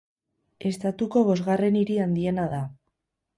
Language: Basque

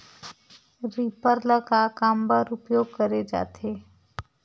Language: Chhattisgarhi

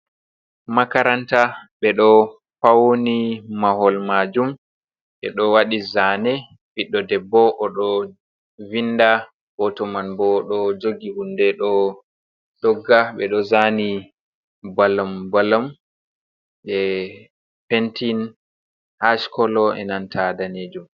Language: Fula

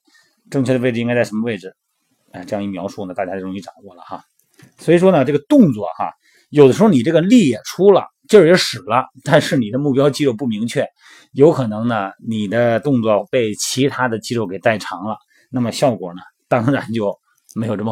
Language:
Chinese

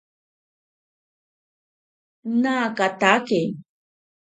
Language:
Ashéninka Perené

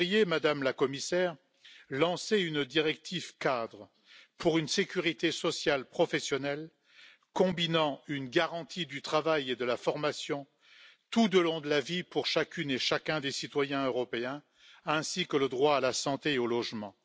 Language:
French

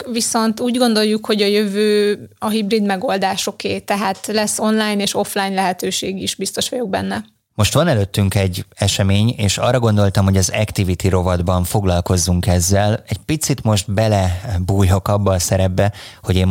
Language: Hungarian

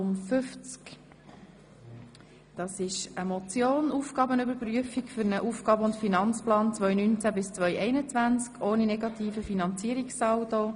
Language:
Swiss German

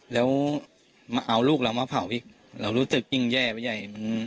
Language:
Thai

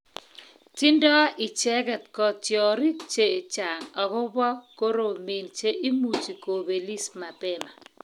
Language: Kalenjin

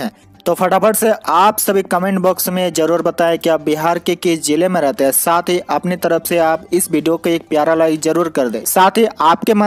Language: Hindi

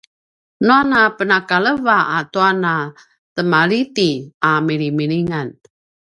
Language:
Paiwan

